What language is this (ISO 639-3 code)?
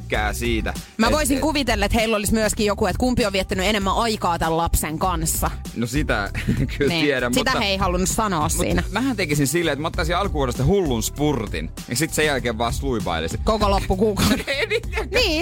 fin